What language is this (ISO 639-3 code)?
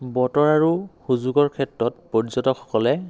asm